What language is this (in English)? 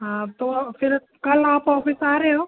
Hindi